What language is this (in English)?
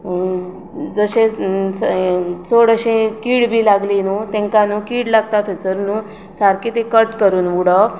Konkani